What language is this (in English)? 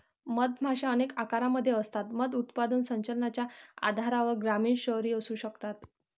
Marathi